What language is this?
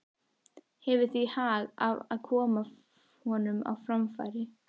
Icelandic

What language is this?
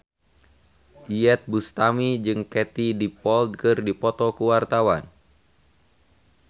Sundanese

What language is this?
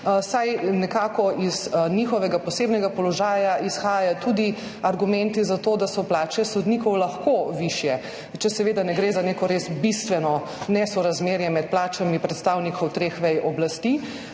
Slovenian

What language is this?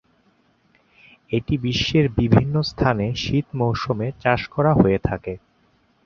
Bangla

